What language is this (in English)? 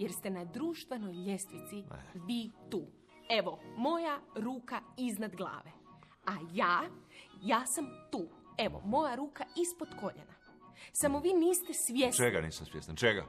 Croatian